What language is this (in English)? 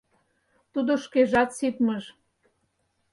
Mari